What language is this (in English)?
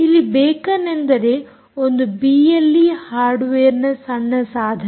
Kannada